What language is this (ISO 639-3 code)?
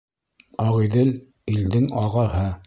bak